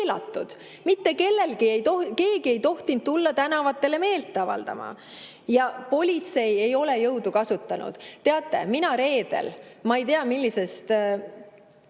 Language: Estonian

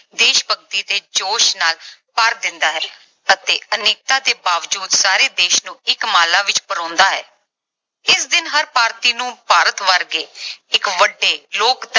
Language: Punjabi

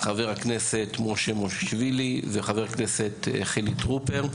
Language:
Hebrew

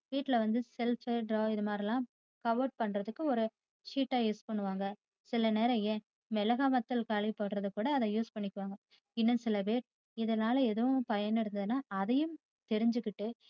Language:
Tamil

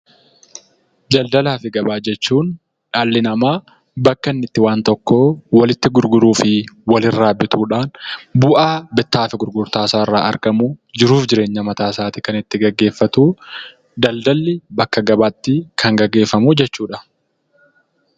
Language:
Oromo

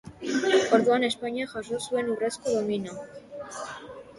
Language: Basque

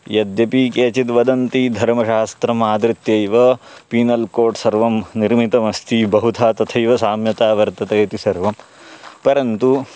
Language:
Sanskrit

